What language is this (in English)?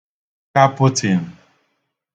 Igbo